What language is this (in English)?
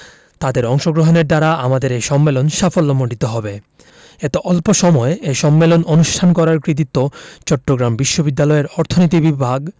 Bangla